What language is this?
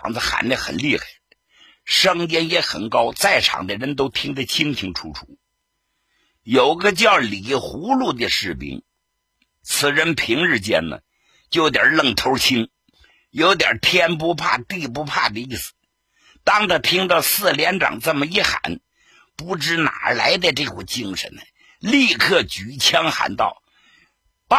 Chinese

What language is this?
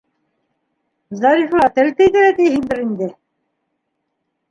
Bashkir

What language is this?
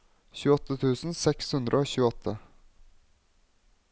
Norwegian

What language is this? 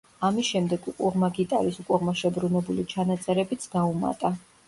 Georgian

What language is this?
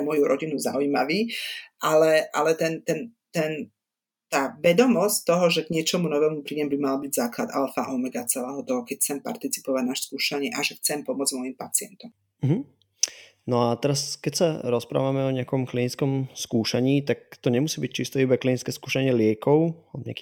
Slovak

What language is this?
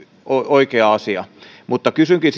Finnish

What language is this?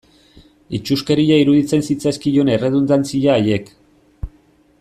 Basque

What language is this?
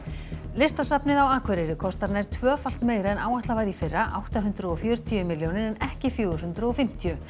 Icelandic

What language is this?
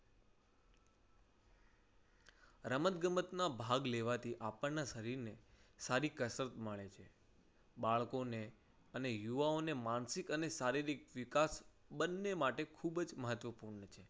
Gujarati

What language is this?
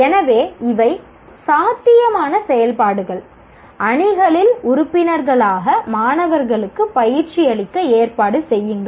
Tamil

